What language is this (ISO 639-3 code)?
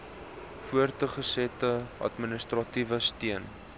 afr